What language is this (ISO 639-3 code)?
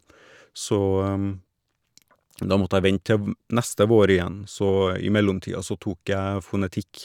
nor